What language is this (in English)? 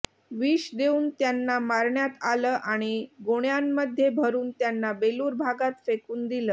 Marathi